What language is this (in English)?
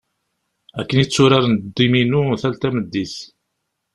Kabyle